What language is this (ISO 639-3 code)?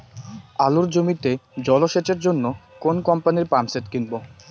ben